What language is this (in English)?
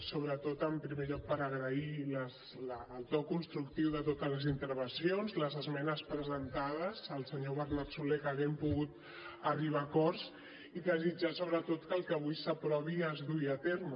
Catalan